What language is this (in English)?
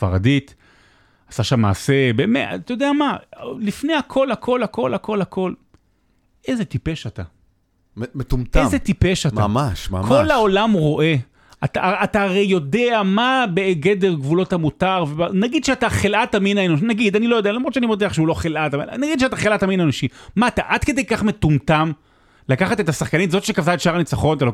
Hebrew